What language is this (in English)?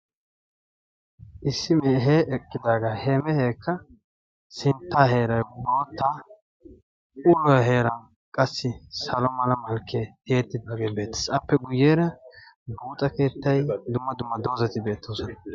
Wolaytta